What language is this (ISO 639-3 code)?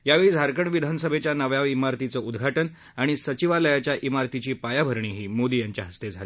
mar